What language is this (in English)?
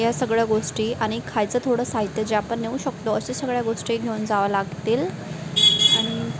Marathi